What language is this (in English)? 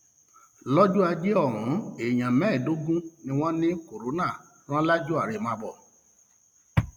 Yoruba